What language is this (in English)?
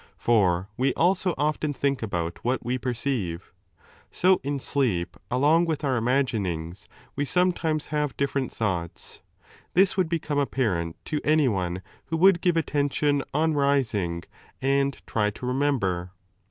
English